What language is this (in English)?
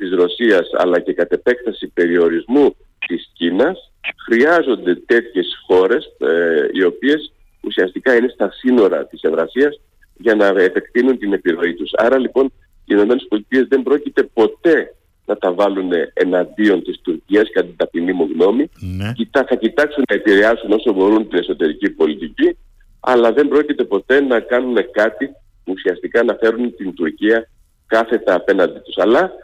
Greek